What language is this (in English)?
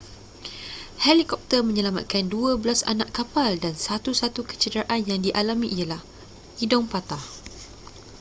Malay